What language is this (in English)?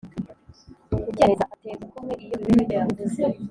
Kinyarwanda